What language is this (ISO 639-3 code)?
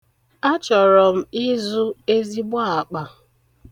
ibo